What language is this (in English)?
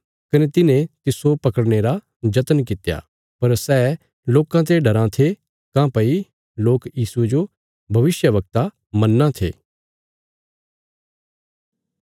Bilaspuri